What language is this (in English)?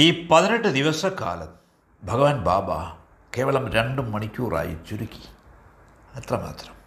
Malayalam